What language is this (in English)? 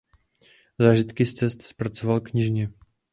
Czech